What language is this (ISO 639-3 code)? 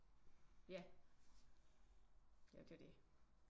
dan